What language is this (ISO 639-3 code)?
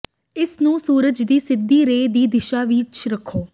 pan